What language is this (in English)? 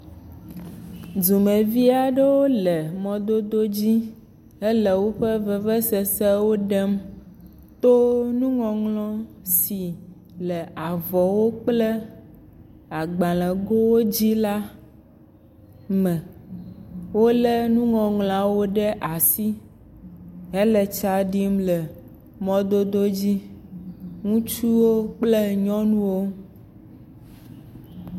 Ewe